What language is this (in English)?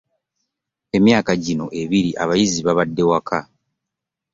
Ganda